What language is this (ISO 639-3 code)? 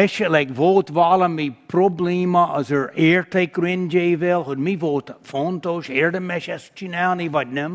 hun